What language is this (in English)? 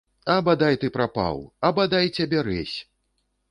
Belarusian